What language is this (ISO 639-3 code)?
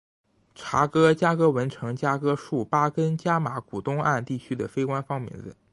zho